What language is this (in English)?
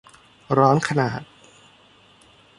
Thai